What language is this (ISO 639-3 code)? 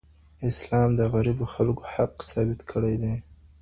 pus